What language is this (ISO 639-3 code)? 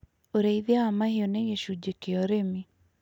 kik